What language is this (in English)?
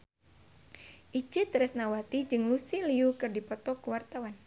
Sundanese